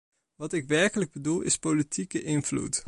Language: Dutch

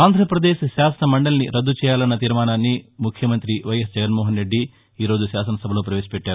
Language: Telugu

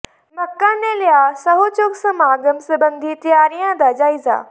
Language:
Punjabi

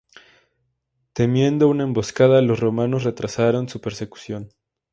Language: Spanish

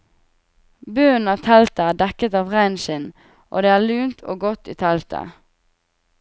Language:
Norwegian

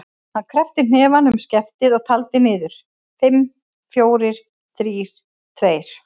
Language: Icelandic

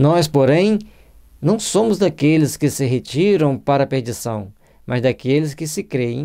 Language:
Portuguese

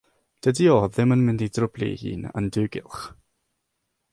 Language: Welsh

